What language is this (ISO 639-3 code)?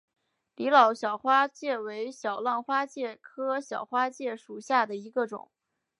zho